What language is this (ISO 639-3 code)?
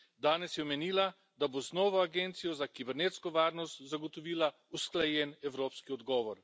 slv